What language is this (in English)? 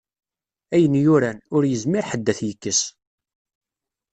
Kabyle